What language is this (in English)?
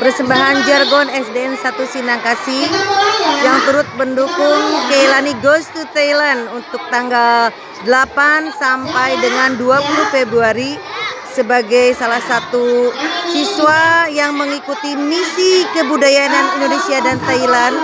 Indonesian